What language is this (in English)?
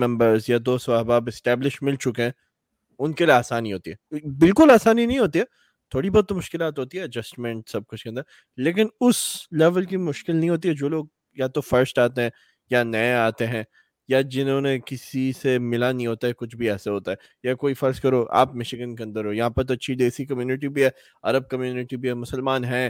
Urdu